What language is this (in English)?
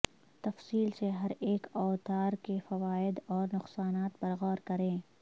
Urdu